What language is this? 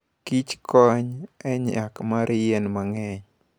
Luo (Kenya and Tanzania)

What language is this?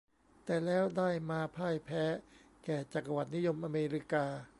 Thai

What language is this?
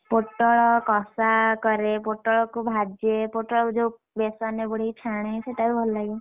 Odia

